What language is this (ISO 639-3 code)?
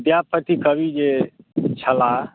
mai